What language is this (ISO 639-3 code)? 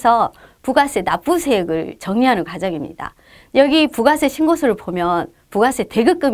kor